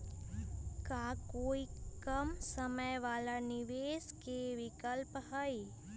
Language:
Magahi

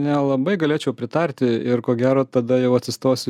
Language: Lithuanian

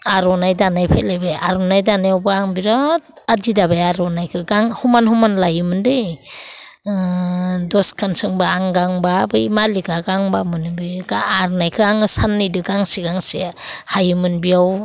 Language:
Bodo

